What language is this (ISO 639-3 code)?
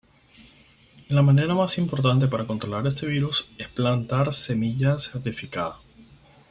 spa